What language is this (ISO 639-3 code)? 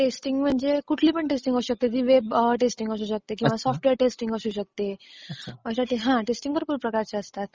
mar